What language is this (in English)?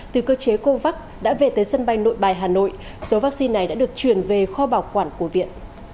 Vietnamese